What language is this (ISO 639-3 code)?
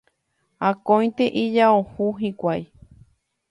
grn